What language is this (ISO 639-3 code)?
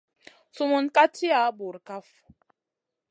mcn